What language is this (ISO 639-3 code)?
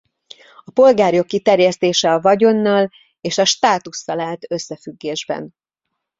hun